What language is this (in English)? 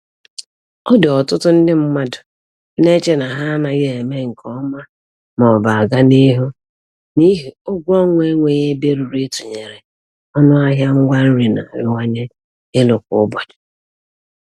Igbo